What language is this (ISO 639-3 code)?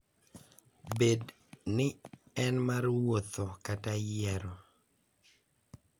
luo